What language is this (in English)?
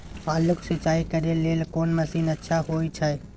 Maithili